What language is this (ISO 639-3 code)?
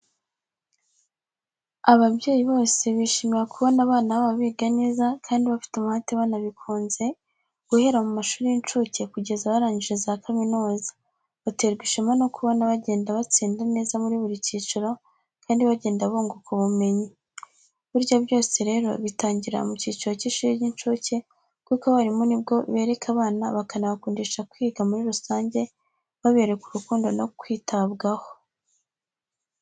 kin